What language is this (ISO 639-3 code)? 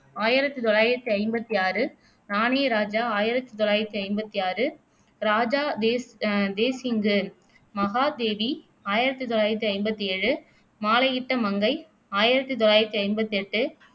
tam